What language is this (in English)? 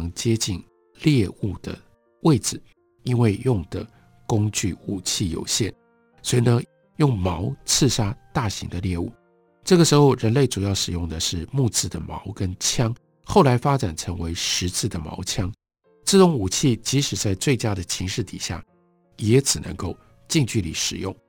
Chinese